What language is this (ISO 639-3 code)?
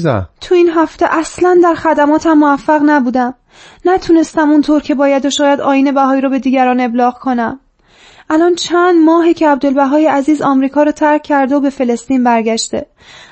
fas